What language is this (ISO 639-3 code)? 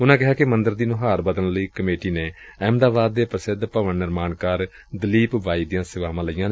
pan